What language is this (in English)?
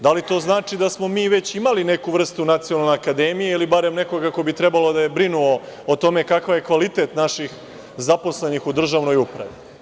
Serbian